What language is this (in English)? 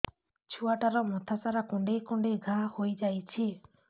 Odia